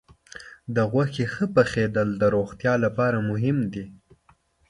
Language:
Pashto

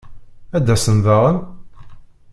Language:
Kabyle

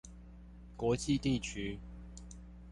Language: Chinese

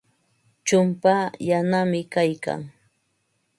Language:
Ambo-Pasco Quechua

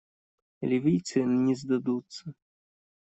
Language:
Russian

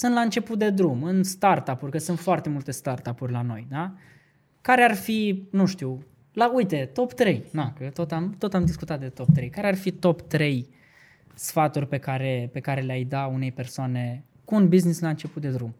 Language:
Romanian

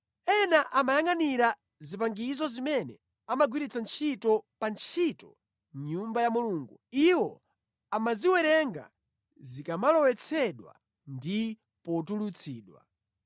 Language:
Nyanja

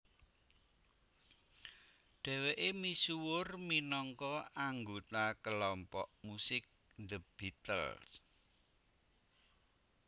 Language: Javanese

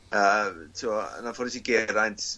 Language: Welsh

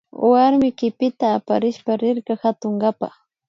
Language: Imbabura Highland Quichua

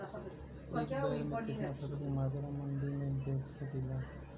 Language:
Bhojpuri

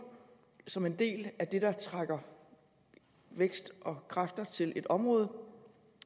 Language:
Danish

